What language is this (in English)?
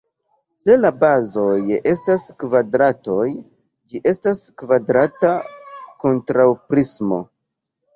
Esperanto